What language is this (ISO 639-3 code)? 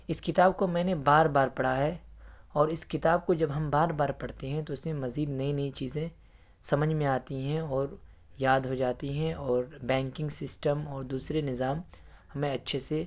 urd